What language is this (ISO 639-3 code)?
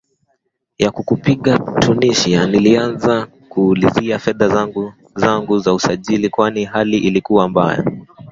swa